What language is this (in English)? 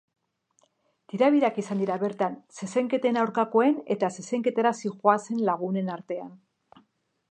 Basque